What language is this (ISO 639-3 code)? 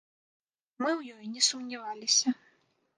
bel